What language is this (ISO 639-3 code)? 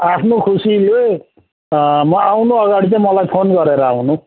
nep